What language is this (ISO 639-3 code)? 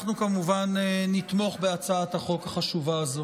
heb